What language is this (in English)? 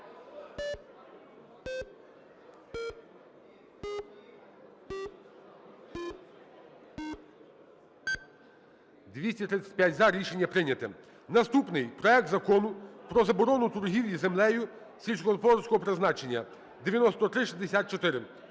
Ukrainian